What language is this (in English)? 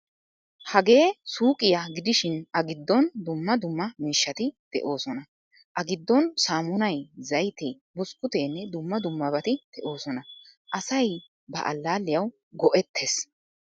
Wolaytta